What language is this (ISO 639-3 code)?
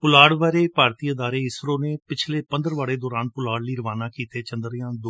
pan